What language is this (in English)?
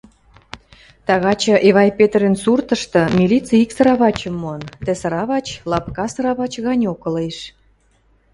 Western Mari